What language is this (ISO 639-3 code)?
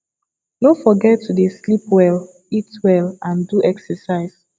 pcm